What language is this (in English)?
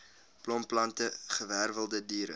Afrikaans